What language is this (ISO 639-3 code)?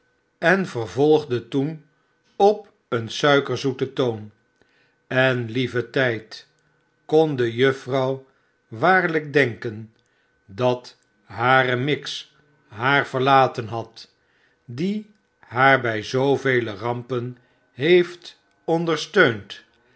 nld